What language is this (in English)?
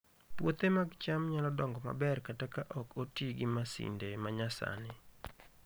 Luo (Kenya and Tanzania)